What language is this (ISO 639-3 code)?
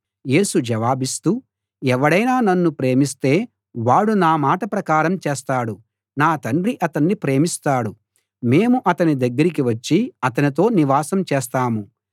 tel